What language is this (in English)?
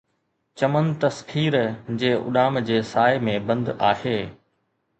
Sindhi